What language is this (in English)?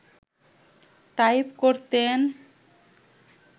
Bangla